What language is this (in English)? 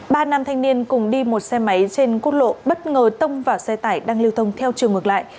Vietnamese